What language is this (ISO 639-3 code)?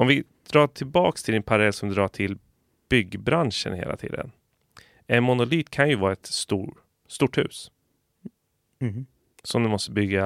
swe